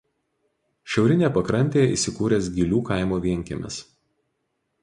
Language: Lithuanian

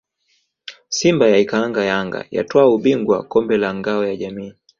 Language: Swahili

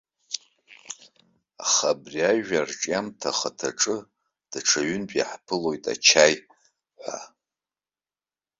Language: Abkhazian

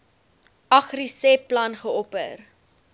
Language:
Afrikaans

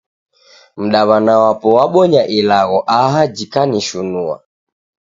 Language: Taita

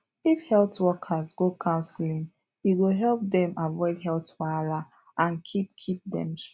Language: Nigerian Pidgin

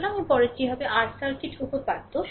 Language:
Bangla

